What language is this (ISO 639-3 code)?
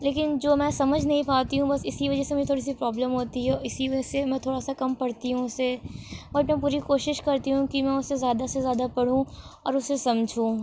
urd